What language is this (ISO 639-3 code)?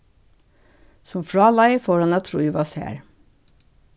fao